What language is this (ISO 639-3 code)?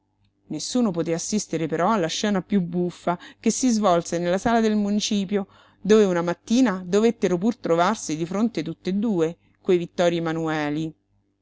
ita